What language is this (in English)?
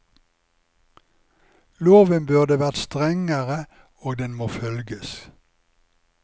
Norwegian